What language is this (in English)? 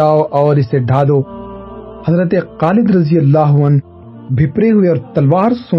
Urdu